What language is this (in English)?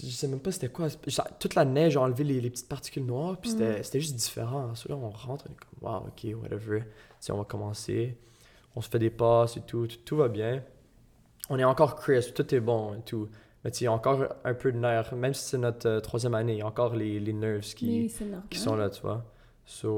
French